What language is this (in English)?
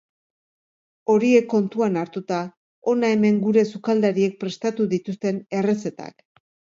Basque